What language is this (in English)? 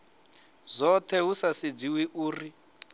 Venda